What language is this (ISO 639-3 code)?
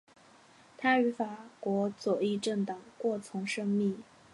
zho